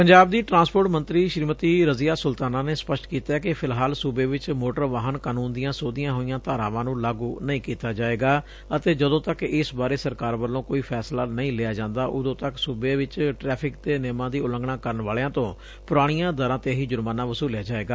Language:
Punjabi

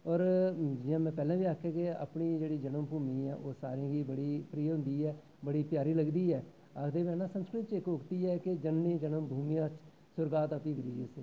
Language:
Dogri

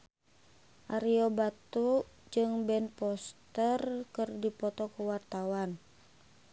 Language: Sundanese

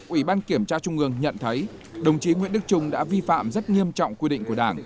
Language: Vietnamese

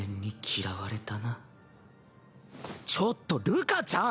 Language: Japanese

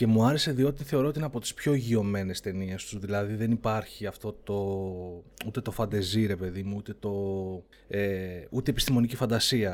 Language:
Greek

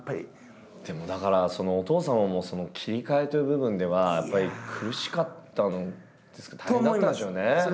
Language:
Japanese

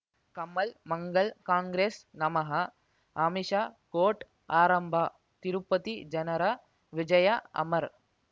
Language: Kannada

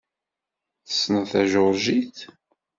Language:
Kabyle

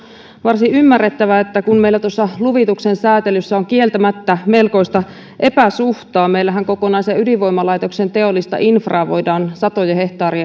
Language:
Finnish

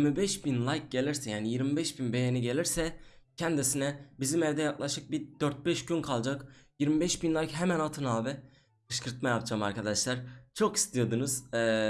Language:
Turkish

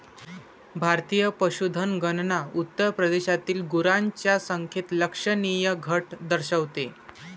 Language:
Marathi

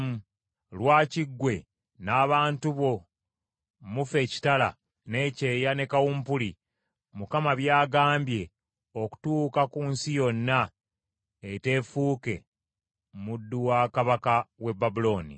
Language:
Ganda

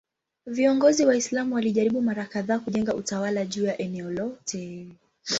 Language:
Swahili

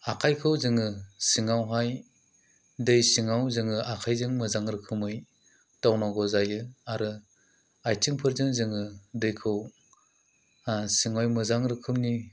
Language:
Bodo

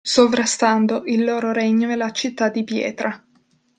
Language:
Italian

